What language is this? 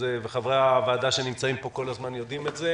Hebrew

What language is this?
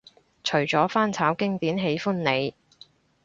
Cantonese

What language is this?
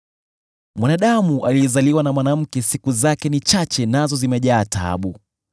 Swahili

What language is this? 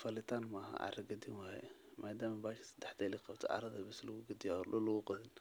Somali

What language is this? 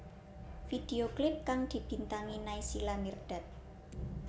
Javanese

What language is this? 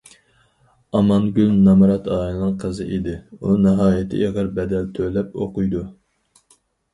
Uyghur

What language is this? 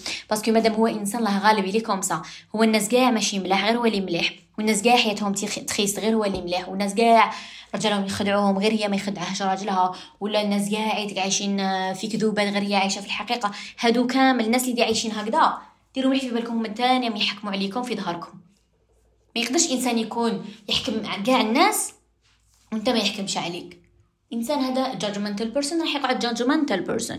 Arabic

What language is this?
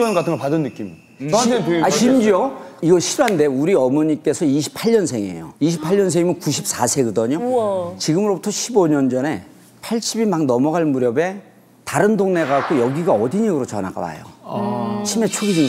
Korean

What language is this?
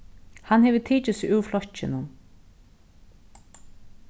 Faroese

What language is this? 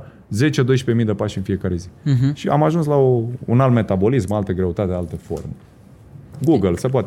Romanian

